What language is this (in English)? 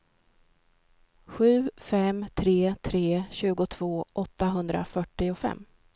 Swedish